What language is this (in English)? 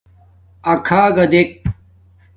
Domaaki